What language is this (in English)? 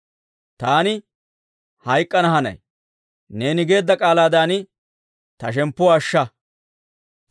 Dawro